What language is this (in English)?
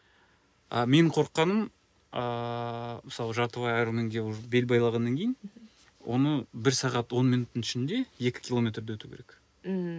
Kazakh